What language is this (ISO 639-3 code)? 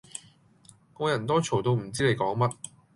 yue